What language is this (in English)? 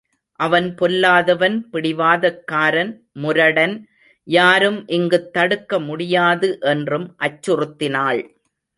Tamil